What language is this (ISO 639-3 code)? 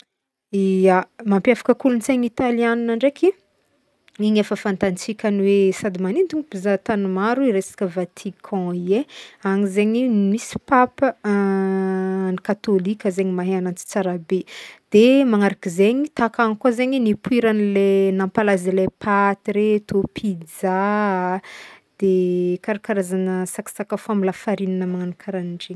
bmm